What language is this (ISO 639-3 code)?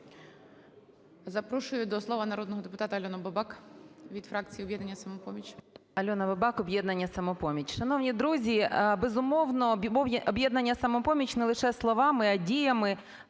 ukr